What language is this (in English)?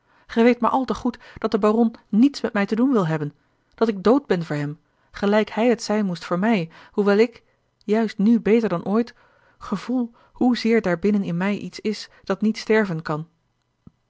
Dutch